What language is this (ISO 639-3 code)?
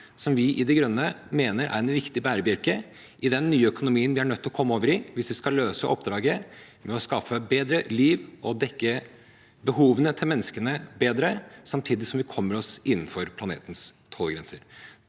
nor